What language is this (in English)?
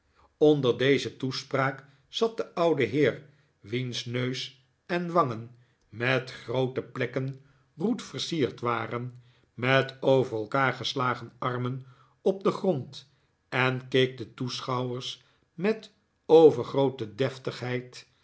Dutch